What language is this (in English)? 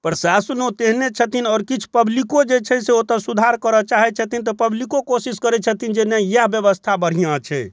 Maithili